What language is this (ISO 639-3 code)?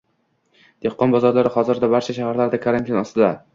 uzb